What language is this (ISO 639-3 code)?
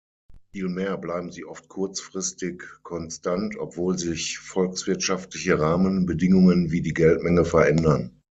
deu